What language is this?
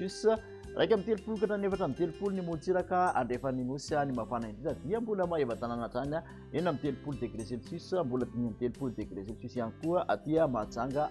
Indonesian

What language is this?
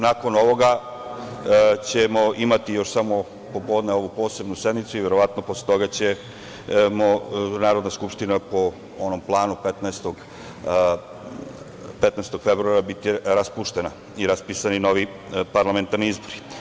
Serbian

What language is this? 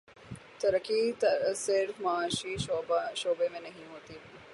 Urdu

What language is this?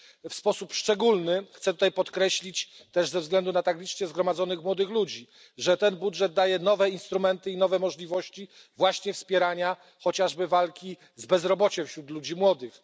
Polish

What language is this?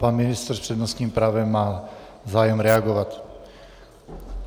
Czech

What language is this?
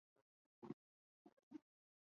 Chinese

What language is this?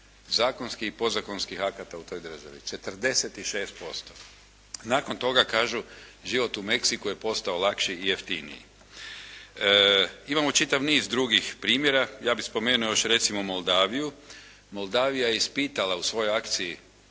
Croatian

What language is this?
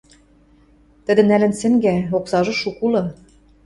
Western Mari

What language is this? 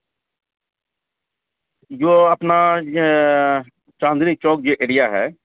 Urdu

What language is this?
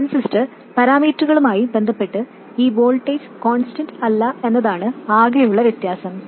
Malayalam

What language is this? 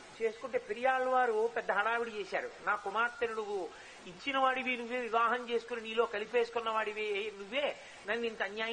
Telugu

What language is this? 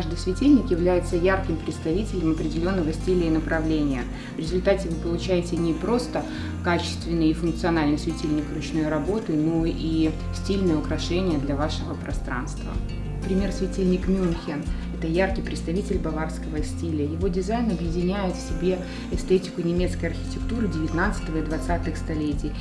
Russian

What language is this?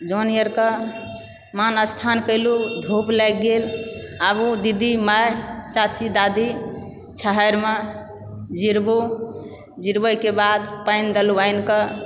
Maithili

